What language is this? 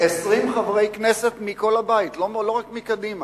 Hebrew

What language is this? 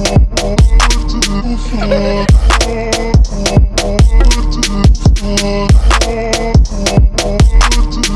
Turkish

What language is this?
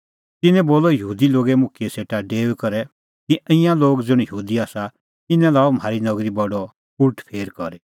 Kullu Pahari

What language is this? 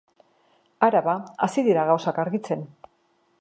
Basque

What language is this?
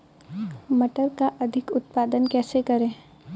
Hindi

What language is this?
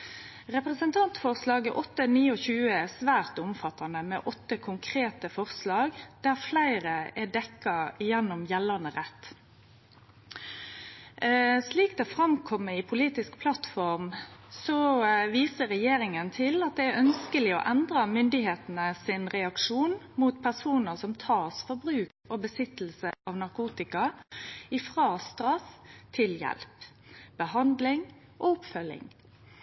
Norwegian Nynorsk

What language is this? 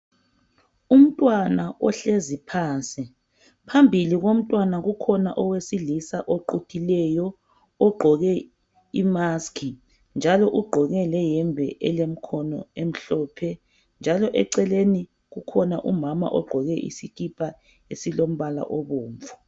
North Ndebele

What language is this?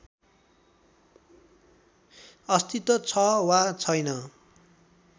Nepali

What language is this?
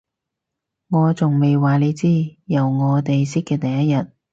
Cantonese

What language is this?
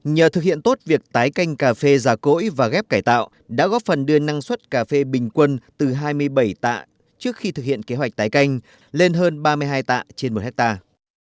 Vietnamese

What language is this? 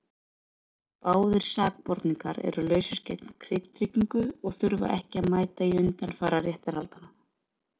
Icelandic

